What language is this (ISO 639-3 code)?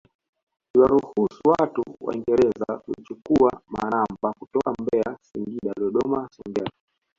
swa